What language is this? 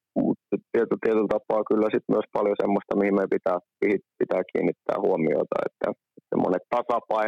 Finnish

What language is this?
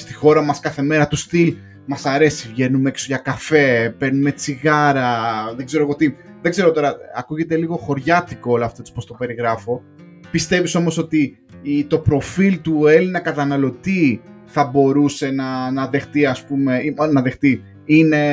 Greek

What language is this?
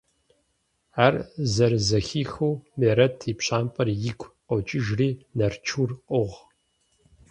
Kabardian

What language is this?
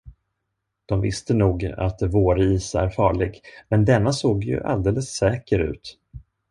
Swedish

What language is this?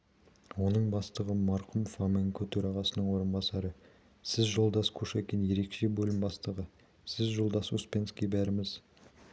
Kazakh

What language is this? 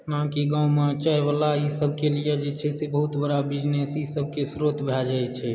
Maithili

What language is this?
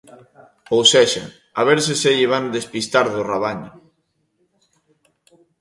Galician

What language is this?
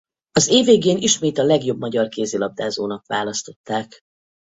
Hungarian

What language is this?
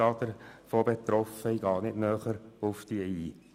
Swiss German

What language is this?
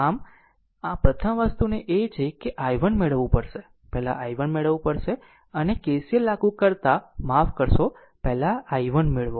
Gujarati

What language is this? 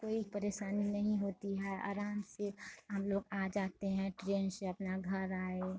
Hindi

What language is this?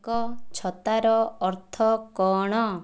Odia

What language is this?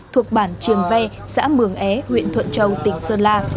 Vietnamese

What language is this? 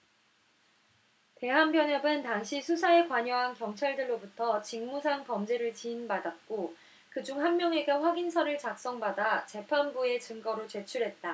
Korean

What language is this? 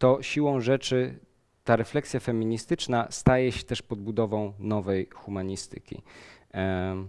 Polish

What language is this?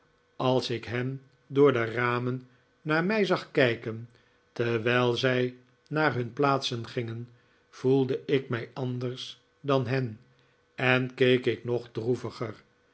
Dutch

